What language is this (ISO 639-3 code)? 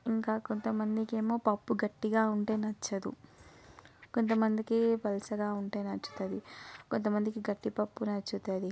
tel